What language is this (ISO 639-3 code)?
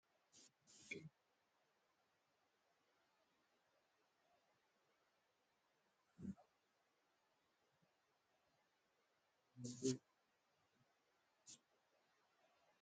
orm